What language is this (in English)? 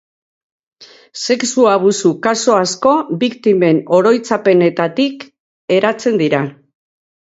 Basque